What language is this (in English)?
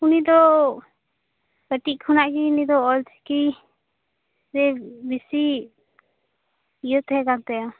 Santali